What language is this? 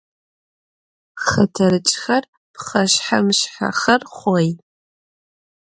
Adyghe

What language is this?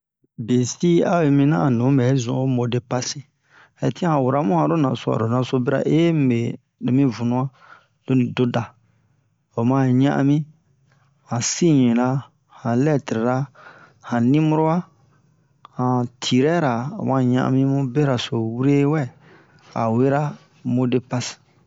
Bomu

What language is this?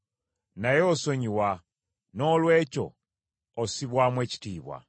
Ganda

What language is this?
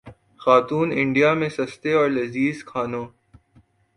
Urdu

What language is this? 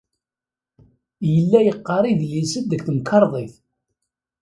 Kabyle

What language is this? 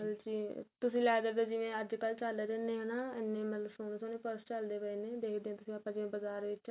Punjabi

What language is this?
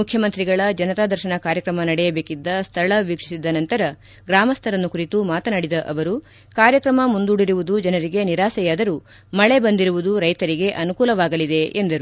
Kannada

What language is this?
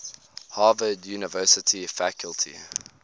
English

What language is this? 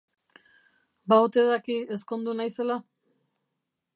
Basque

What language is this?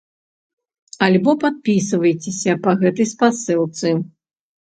Belarusian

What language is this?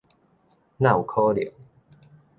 Min Nan Chinese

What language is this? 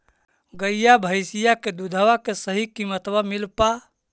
Magahi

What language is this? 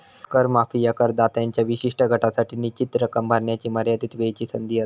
Marathi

